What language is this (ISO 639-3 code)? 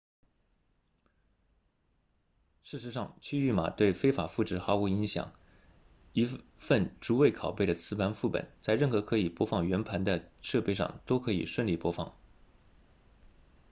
zho